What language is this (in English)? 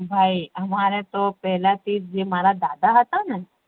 Gujarati